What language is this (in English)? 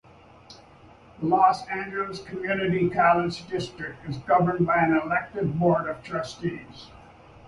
English